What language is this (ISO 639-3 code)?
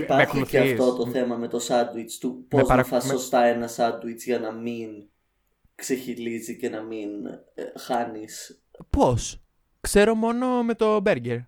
ell